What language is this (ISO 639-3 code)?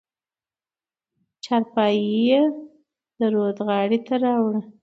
pus